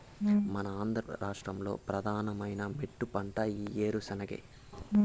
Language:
Telugu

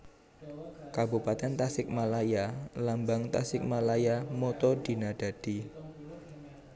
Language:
Javanese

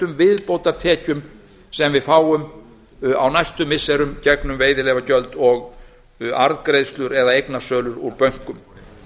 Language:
Icelandic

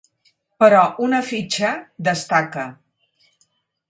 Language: Catalan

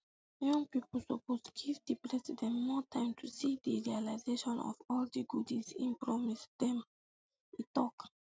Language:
Nigerian Pidgin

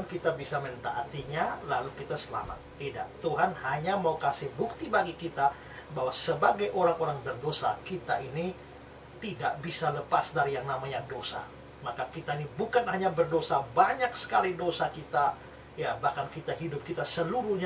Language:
Indonesian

